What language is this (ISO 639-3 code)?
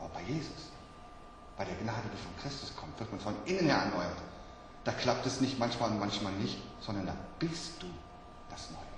deu